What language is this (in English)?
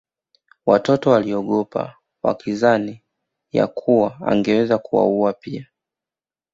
Swahili